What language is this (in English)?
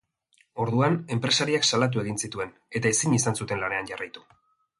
Basque